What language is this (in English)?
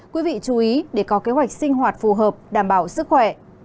Vietnamese